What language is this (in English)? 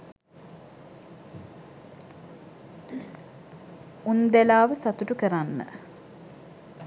Sinhala